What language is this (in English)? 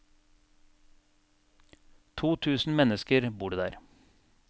Norwegian